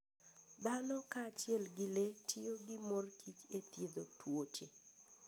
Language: Luo (Kenya and Tanzania)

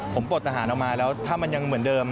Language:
Thai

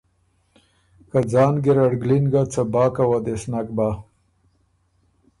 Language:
Ormuri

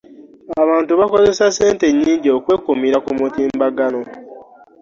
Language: Ganda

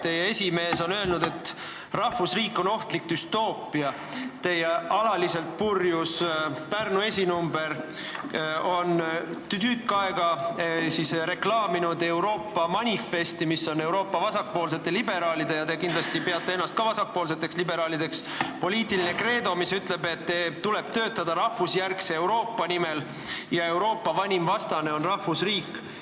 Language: Estonian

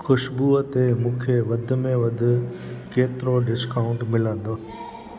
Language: Sindhi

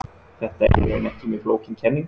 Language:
Icelandic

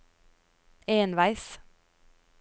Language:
Norwegian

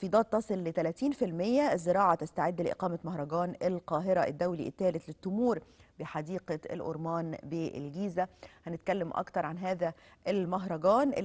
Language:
Arabic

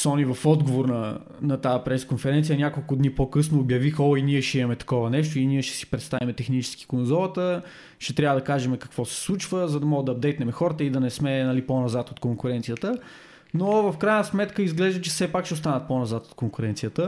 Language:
Bulgarian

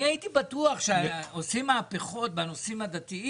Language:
Hebrew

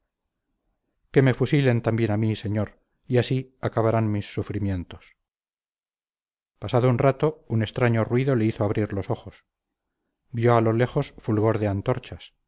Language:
Spanish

